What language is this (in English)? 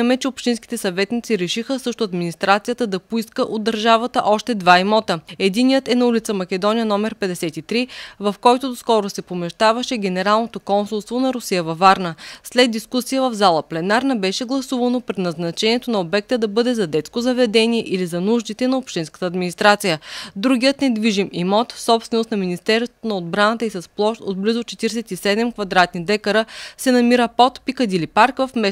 Bulgarian